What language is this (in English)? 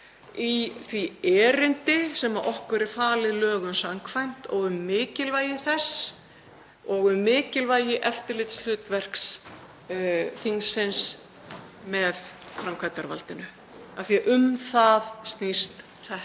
Icelandic